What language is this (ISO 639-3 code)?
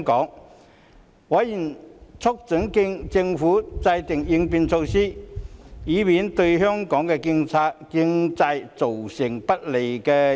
yue